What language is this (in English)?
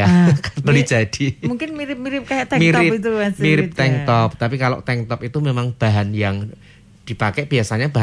Indonesian